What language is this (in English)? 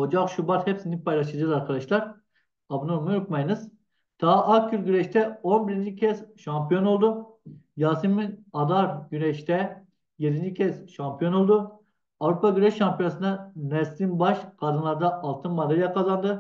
Turkish